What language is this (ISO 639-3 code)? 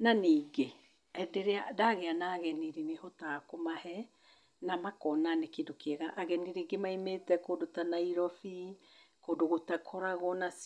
kik